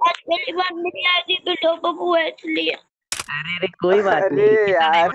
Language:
Hindi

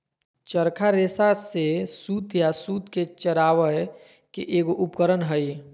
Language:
Magahi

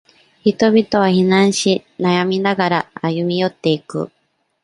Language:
Japanese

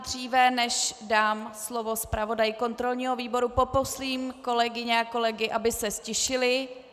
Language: Czech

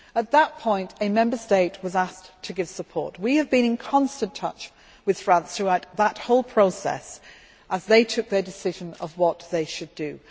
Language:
English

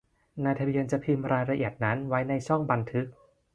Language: Thai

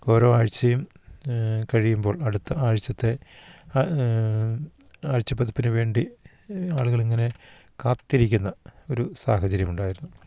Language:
Malayalam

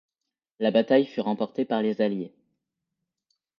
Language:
French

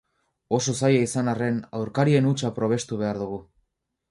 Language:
Basque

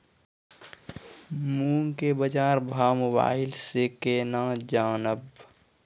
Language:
Maithili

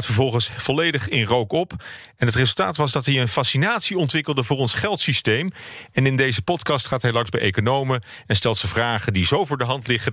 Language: Dutch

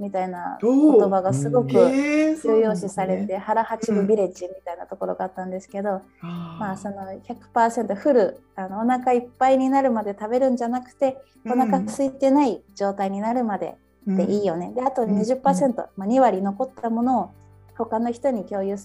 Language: Japanese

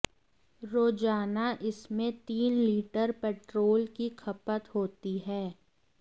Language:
Hindi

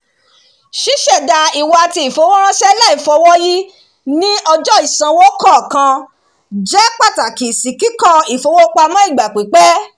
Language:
Yoruba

